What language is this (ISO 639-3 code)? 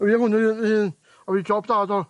cym